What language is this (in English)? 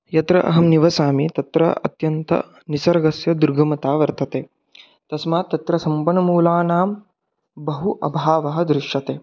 Sanskrit